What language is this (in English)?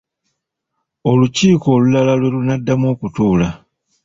Ganda